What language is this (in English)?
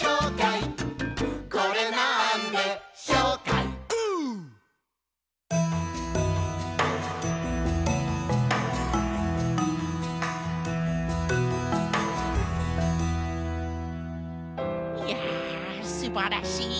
Japanese